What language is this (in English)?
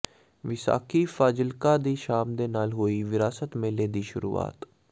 Punjabi